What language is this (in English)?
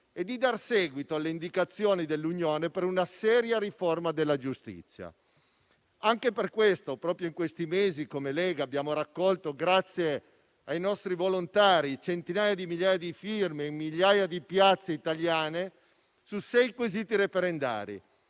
Italian